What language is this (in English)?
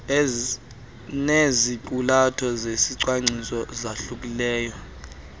Xhosa